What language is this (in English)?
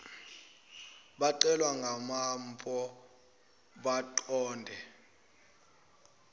Zulu